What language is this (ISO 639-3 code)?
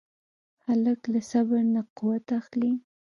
pus